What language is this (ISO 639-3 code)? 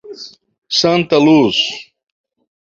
por